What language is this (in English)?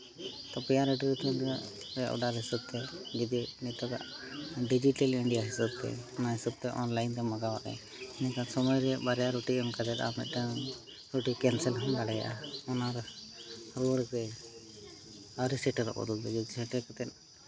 Santali